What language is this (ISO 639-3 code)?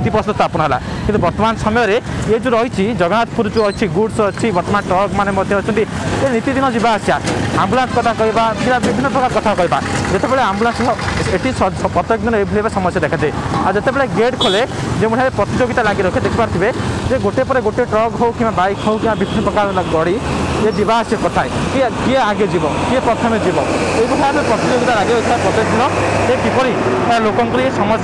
jpn